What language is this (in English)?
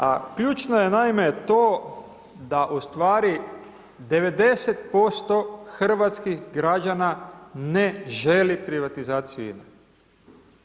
Croatian